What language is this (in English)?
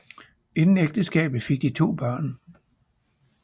Danish